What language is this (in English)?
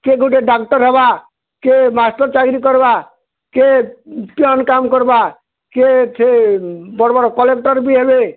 Odia